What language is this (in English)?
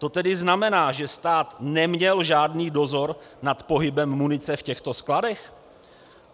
Czech